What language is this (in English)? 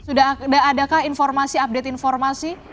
Indonesian